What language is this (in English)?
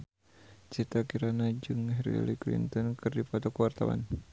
Sundanese